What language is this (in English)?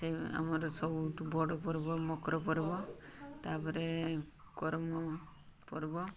Odia